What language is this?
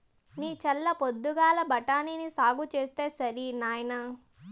Telugu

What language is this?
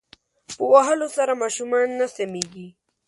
Pashto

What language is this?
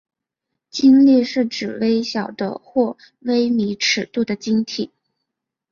Chinese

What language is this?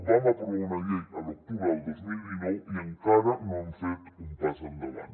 Catalan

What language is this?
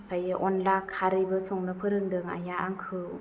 Bodo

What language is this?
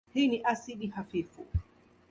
Swahili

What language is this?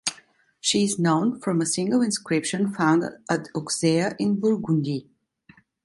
English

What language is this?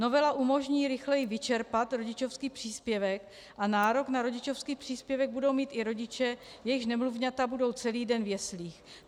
Czech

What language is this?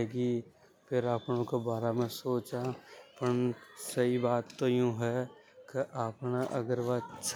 Hadothi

